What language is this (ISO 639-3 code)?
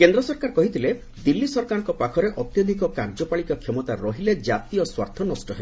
ori